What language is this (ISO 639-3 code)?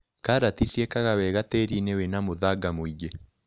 kik